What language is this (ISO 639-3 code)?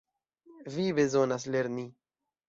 epo